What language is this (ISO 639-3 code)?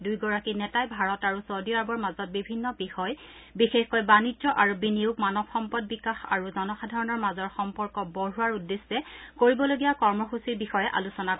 asm